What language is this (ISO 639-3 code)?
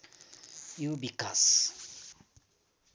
nep